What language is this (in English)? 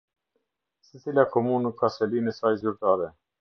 Albanian